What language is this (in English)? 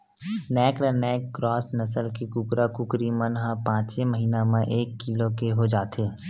Chhattisgarhi